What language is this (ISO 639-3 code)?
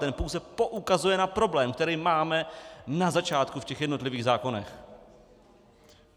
ces